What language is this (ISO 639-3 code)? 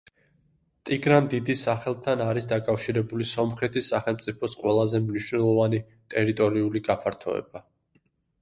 kat